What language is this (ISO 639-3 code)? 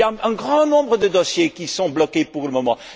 fra